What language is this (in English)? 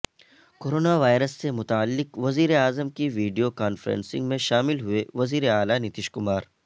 Urdu